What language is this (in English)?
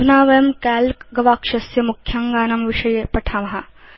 Sanskrit